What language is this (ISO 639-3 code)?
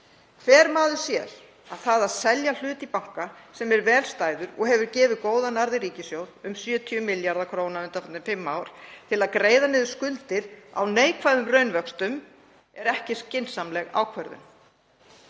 isl